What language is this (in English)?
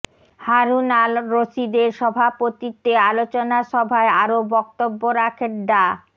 Bangla